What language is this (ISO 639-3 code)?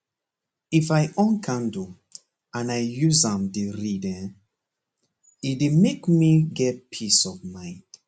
pcm